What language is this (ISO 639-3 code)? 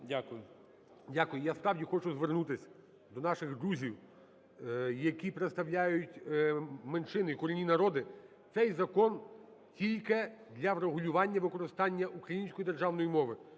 ukr